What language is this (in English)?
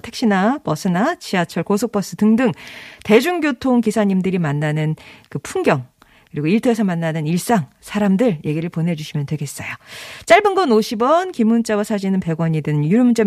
Korean